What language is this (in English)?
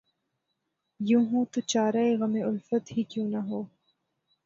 Urdu